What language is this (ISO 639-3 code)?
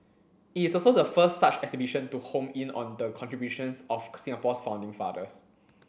eng